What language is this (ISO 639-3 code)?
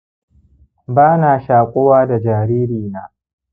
hau